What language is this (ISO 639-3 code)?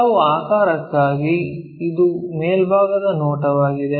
kan